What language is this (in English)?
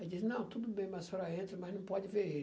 Portuguese